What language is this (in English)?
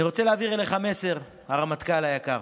Hebrew